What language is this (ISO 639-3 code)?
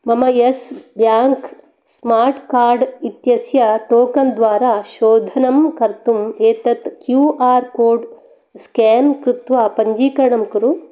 san